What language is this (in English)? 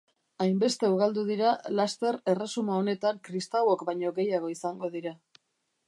Basque